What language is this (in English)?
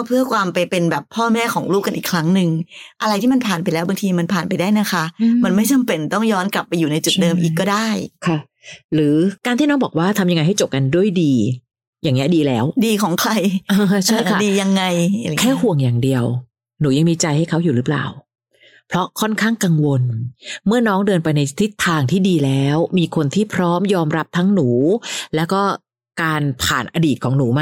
Thai